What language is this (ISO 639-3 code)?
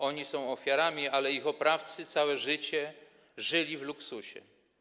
pol